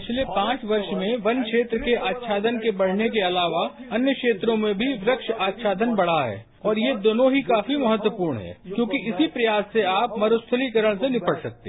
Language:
Hindi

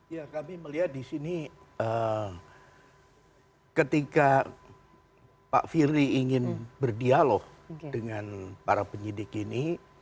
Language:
Indonesian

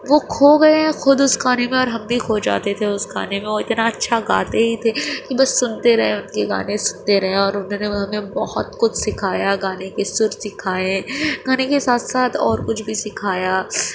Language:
Urdu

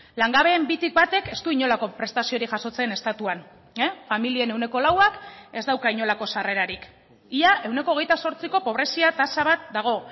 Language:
Basque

